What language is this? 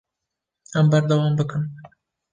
Kurdish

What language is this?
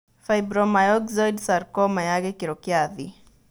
Kikuyu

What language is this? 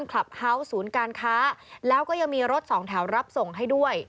Thai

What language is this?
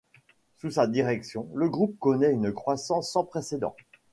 French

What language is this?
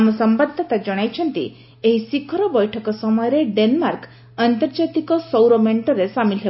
Odia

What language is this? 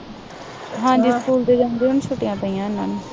Punjabi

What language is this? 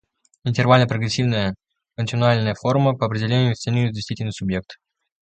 Russian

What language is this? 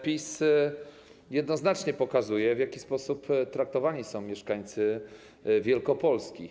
Polish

